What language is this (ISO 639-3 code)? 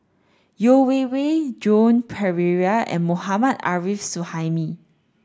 eng